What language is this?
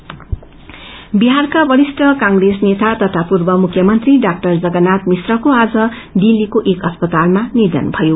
Nepali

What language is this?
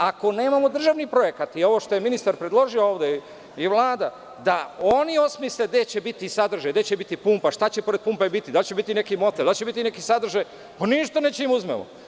Serbian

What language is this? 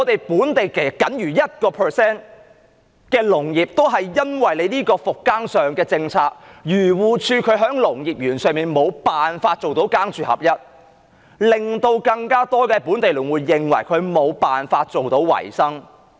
Cantonese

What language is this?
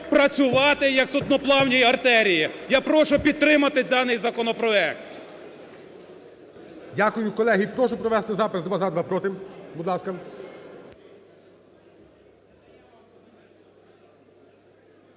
Ukrainian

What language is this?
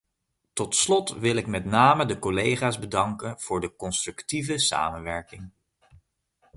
Dutch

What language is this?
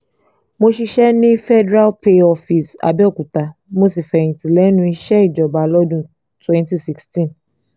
Yoruba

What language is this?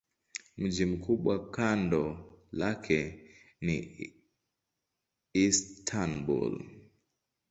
Swahili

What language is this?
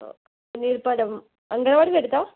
Malayalam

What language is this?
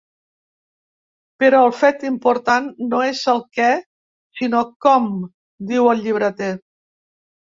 Catalan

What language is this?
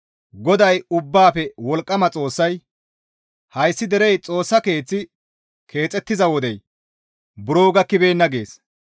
Gamo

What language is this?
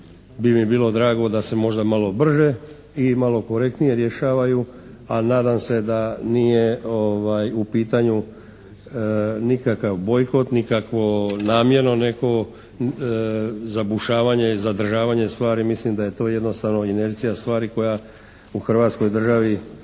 Croatian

